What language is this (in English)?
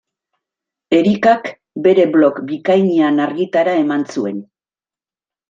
Basque